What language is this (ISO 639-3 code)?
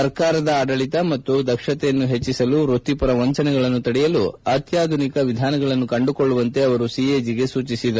kan